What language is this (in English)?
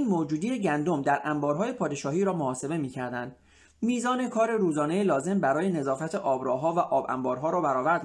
Persian